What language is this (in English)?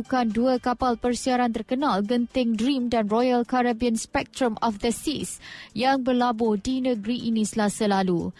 Malay